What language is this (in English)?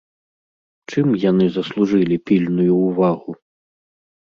Belarusian